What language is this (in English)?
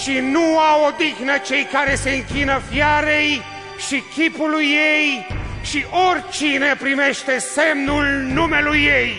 Romanian